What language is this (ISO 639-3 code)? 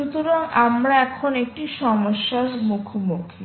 ben